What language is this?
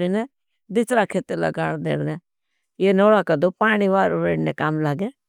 Bhili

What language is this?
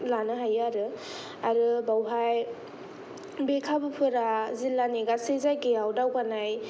Bodo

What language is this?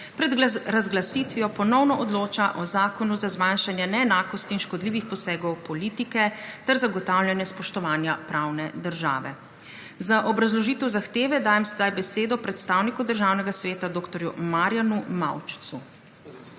Slovenian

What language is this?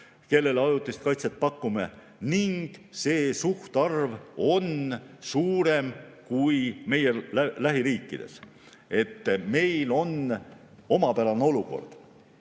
Estonian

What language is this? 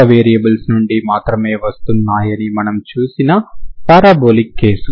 Telugu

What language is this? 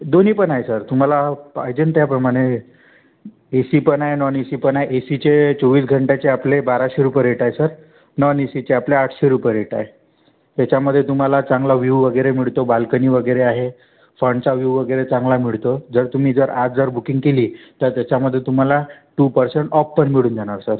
Marathi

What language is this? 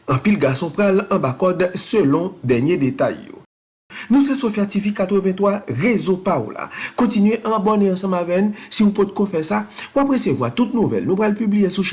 French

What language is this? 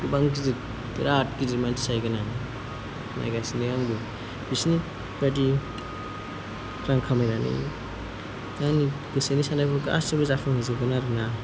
Bodo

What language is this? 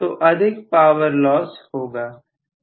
Hindi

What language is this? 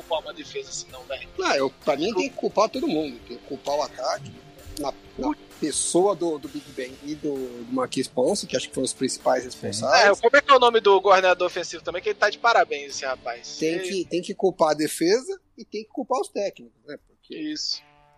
Portuguese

